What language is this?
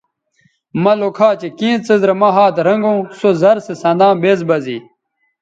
Bateri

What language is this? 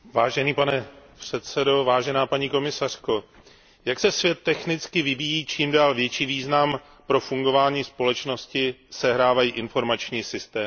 Czech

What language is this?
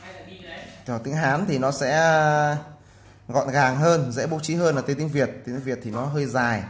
Vietnamese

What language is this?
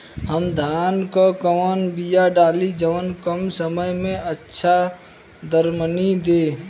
Bhojpuri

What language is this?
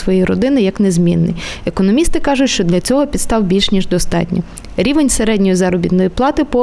Ukrainian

